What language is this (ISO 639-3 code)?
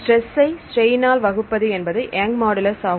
tam